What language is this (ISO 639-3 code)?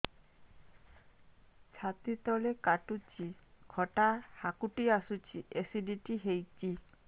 ori